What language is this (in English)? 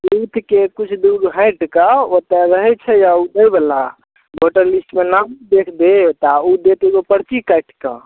Maithili